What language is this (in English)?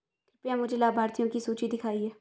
Hindi